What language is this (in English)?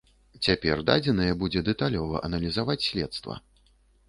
Belarusian